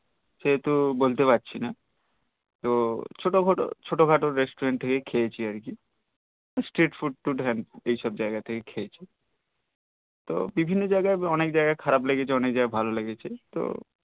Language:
Bangla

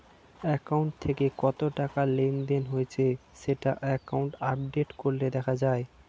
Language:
Bangla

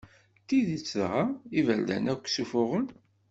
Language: Kabyle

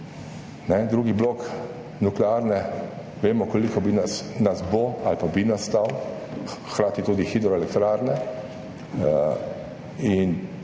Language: Slovenian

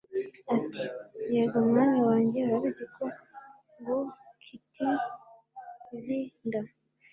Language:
Kinyarwanda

